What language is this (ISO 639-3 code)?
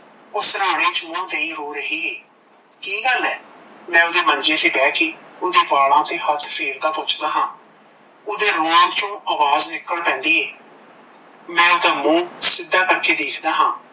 pan